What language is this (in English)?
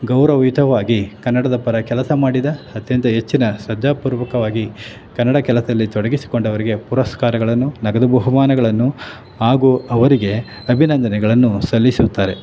Kannada